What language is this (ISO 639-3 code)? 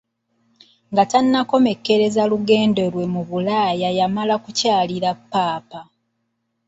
lug